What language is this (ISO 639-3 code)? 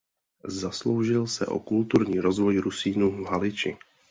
ces